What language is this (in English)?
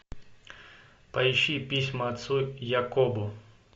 Russian